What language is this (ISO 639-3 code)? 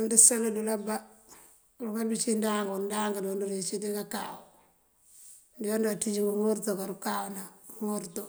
mfv